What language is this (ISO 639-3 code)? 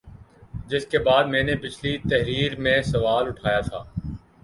urd